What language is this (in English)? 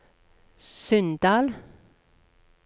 Norwegian